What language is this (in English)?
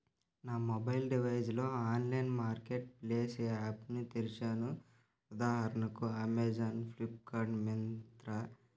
Telugu